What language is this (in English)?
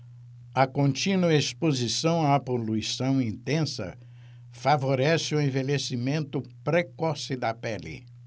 Portuguese